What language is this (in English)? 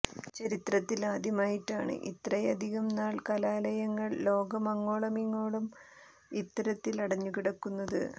Malayalam